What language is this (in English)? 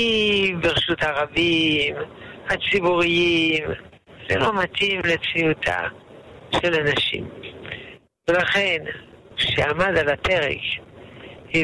Hebrew